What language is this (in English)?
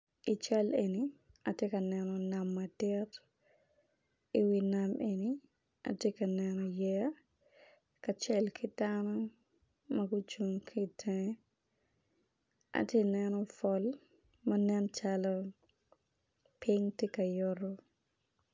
Acoli